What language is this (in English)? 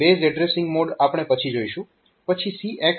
Gujarati